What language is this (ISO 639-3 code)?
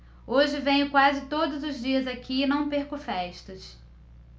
por